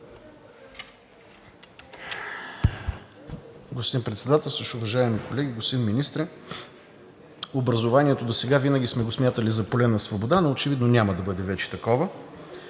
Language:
Bulgarian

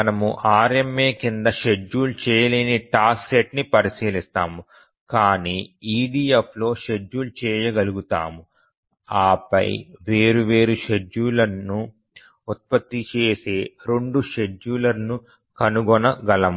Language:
Telugu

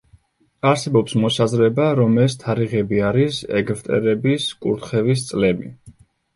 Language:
Georgian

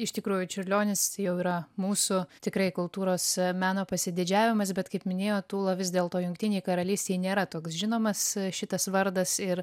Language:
Lithuanian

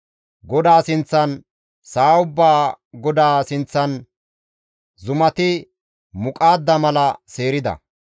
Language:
Gamo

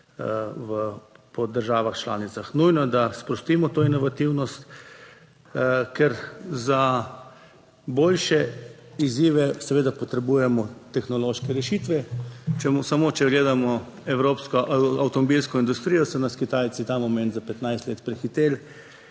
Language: Slovenian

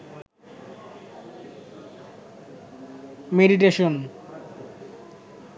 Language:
Bangla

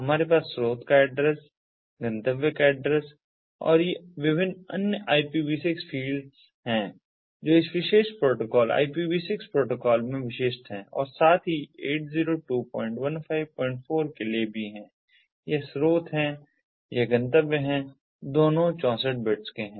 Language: Hindi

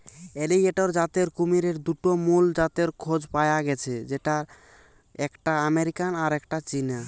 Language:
Bangla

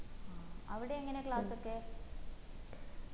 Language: Malayalam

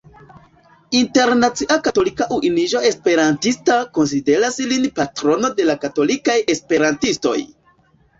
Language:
Esperanto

